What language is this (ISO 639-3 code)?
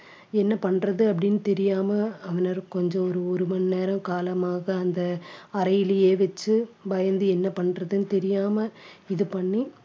tam